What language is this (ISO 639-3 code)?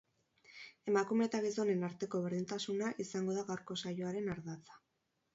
eus